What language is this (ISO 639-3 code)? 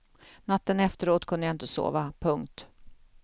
swe